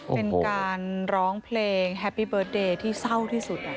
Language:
Thai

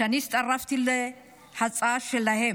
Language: Hebrew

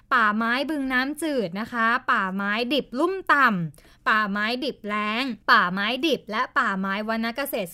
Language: Thai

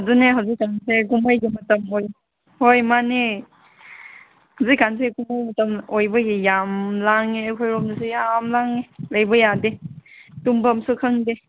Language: Manipuri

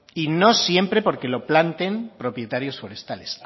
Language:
Spanish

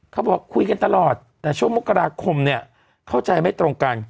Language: Thai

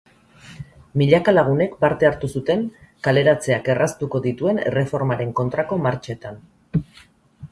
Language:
Basque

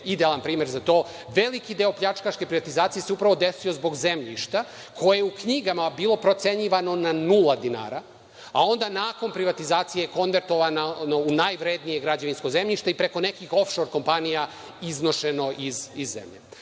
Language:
Serbian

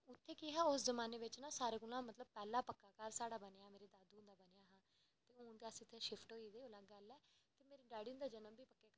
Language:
Dogri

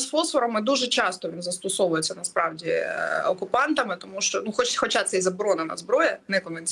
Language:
Ukrainian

